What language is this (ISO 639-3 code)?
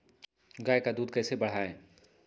mag